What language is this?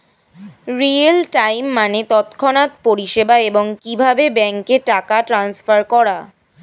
Bangla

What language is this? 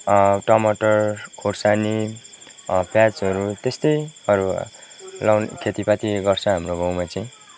Nepali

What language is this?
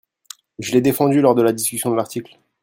French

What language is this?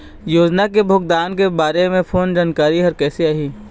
Chhattisgarhi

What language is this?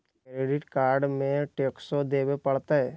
Magahi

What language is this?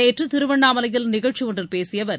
Tamil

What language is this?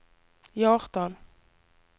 Norwegian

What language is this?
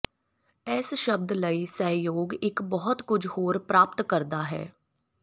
Punjabi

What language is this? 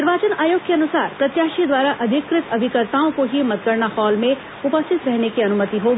Hindi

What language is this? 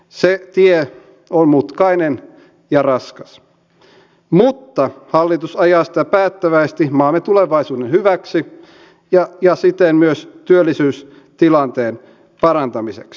Finnish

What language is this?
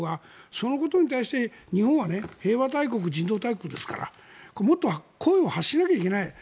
Japanese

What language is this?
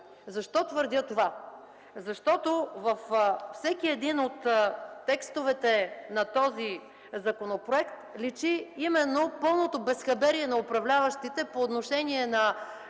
Bulgarian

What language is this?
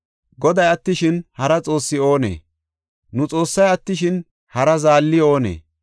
Gofa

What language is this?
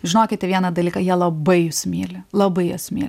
Lithuanian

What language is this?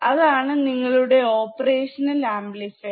Malayalam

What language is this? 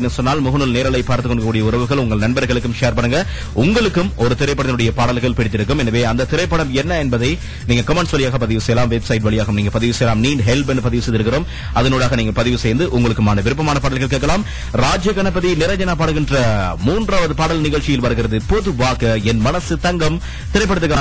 Tamil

